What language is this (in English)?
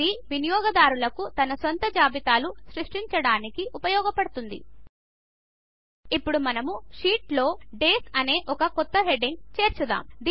Telugu